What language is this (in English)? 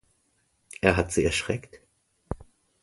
German